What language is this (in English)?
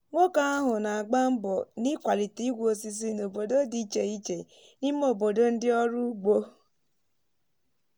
Igbo